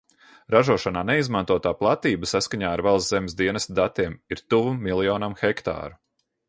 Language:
Latvian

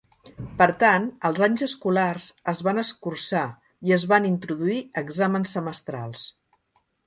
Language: Catalan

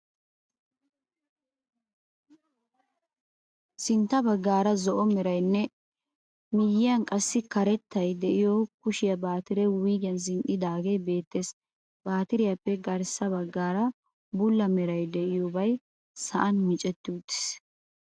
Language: Wolaytta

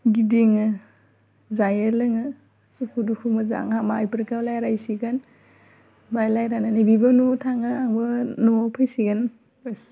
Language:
Bodo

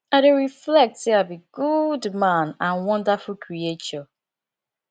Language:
Nigerian Pidgin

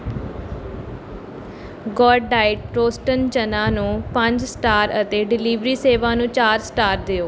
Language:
Punjabi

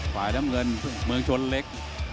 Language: Thai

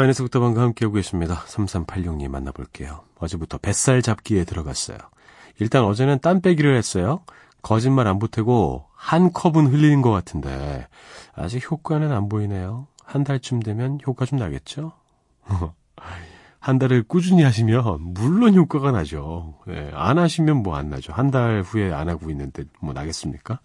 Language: Korean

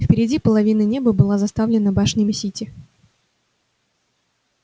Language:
Russian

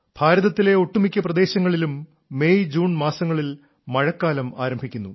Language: Malayalam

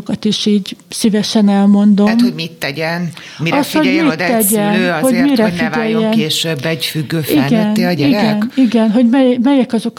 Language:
Hungarian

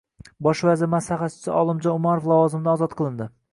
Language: Uzbek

